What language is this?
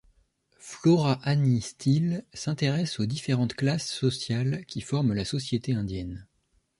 French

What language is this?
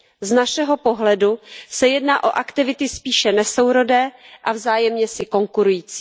Czech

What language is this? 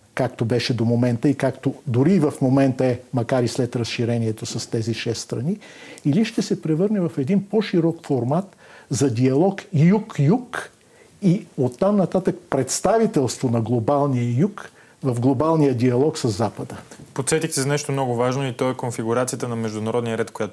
Bulgarian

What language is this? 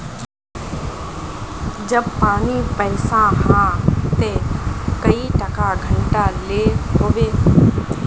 Magahi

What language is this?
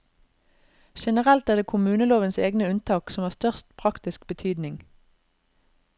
Norwegian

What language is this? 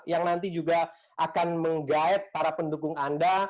Indonesian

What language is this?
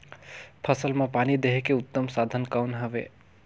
Chhattisgarhi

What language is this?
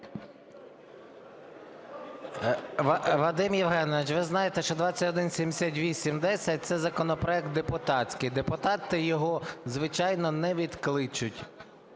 Ukrainian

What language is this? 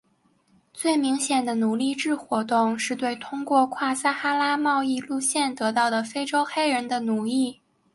Chinese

